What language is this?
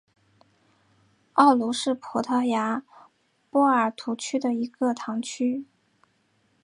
Chinese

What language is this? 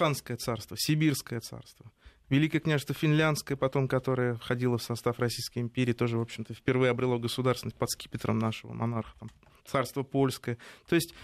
Russian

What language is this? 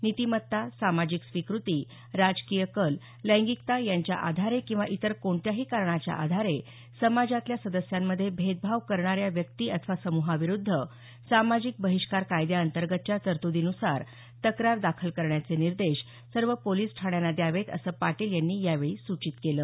Marathi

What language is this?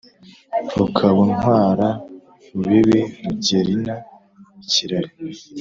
Kinyarwanda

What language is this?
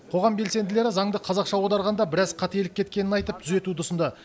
Kazakh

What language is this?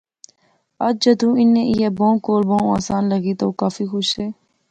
Pahari-Potwari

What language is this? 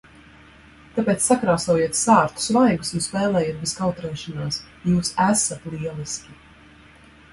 Latvian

